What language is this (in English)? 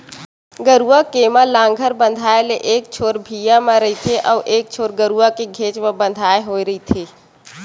Chhattisgarhi